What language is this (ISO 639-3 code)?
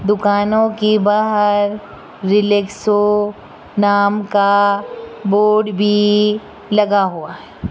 hin